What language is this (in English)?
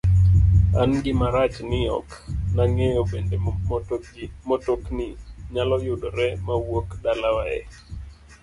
Luo (Kenya and Tanzania)